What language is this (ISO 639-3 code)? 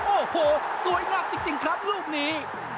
tha